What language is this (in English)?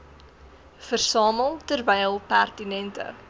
Afrikaans